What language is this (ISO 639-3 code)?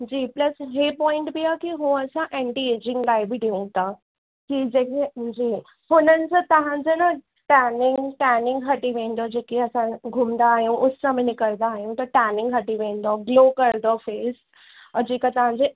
snd